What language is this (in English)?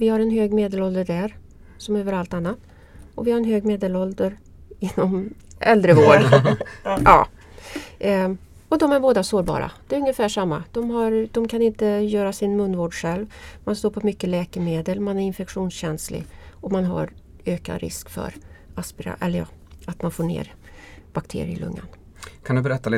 Swedish